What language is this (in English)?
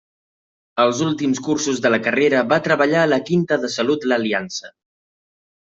Catalan